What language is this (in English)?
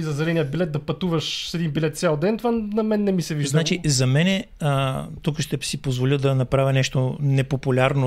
Bulgarian